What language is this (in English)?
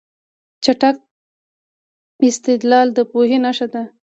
Pashto